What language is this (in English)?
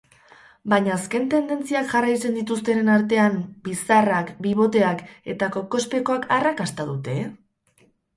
Basque